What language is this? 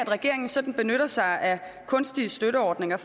Danish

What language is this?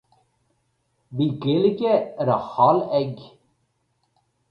Irish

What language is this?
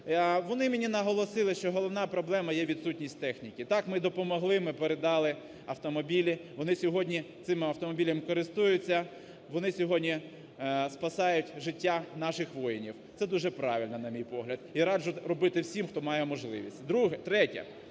Ukrainian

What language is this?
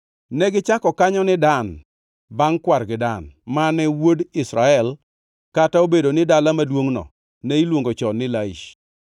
Luo (Kenya and Tanzania)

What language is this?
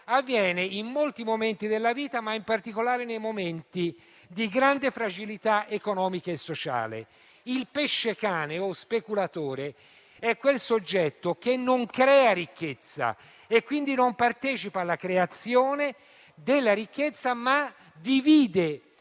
Italian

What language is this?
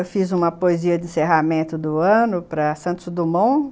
Portuguese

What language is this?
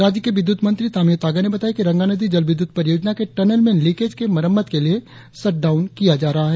Hindi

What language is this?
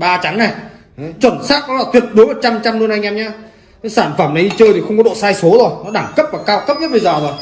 Vietnamese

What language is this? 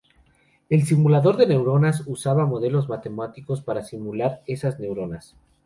Spanish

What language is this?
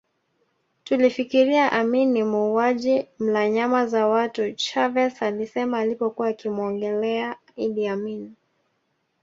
Swahili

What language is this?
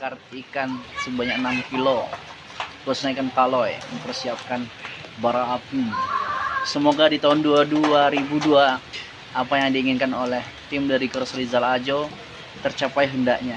Indonesian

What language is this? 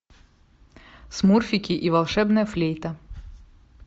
Russian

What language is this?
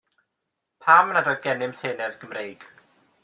Welsh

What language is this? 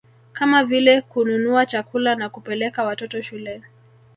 Swahili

